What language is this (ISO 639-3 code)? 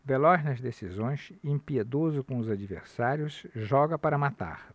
por